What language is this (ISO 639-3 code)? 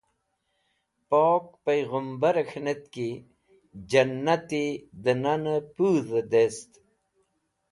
wbl